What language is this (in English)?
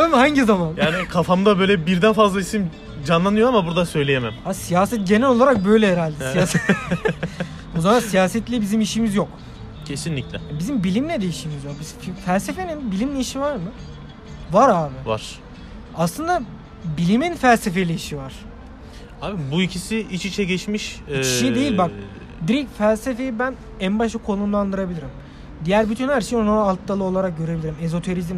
Turkish